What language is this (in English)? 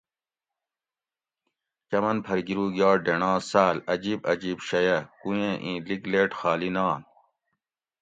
Gawri